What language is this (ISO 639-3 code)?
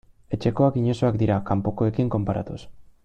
eus